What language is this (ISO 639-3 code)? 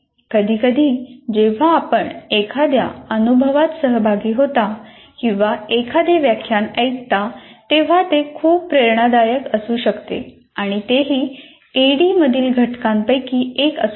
mar